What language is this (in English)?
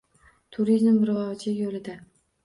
Uzbek